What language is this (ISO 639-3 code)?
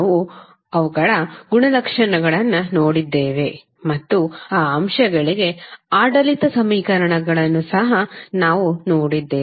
kan